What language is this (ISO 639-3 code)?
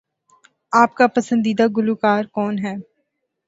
urd